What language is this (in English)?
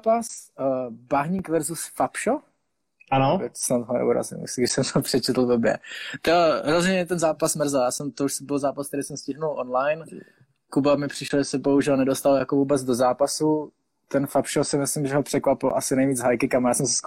Czech